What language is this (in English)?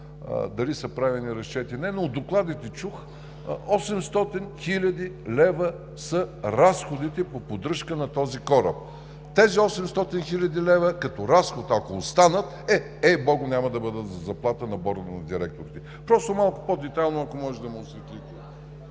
Bulgarian